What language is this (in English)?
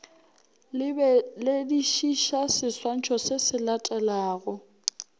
Northern Sotho